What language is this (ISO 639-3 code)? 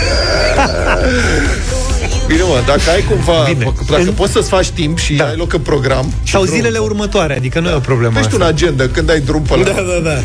ron